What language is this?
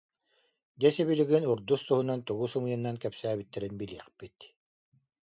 Yakut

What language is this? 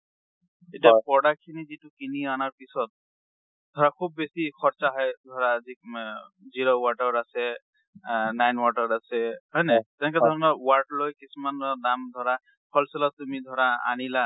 Assamese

